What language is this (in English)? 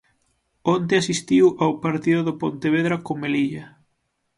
Galician